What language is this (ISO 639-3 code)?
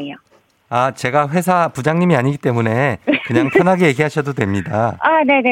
kor